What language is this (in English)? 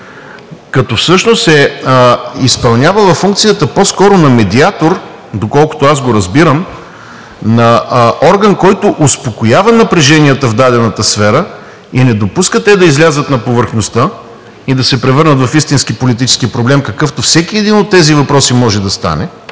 Bulgarian